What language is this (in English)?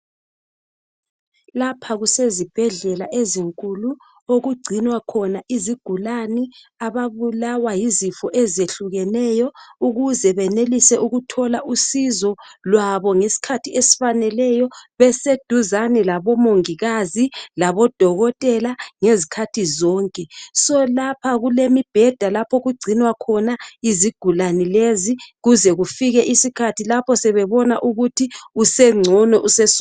North Ndebele